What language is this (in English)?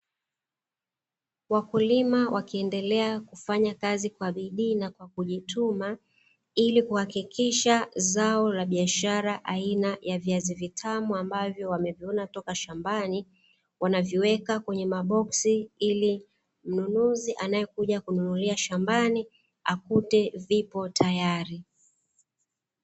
Swahili